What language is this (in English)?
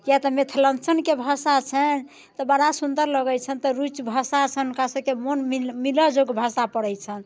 Maithili